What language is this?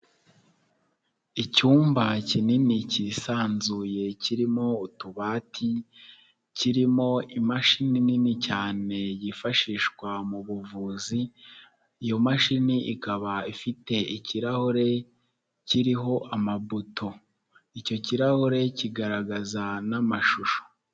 Kinyarwanda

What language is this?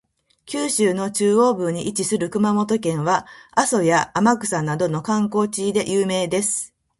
Japanese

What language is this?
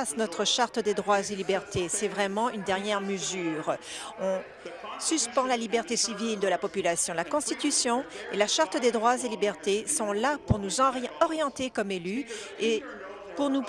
French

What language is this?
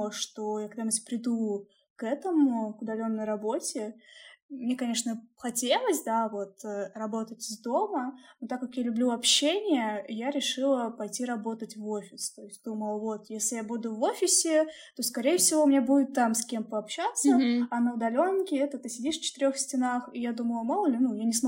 Russian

